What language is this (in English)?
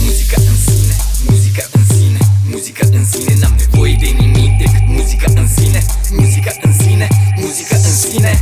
Romanian